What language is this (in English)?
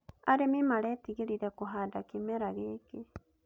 Kikuyu